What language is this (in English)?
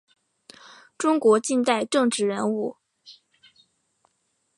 Chinese